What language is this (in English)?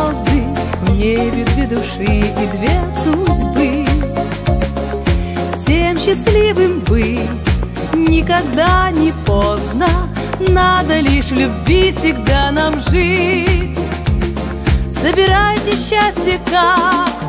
Russian